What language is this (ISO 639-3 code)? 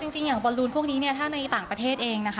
tha